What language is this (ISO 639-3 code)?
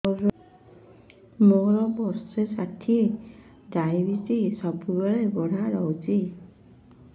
ori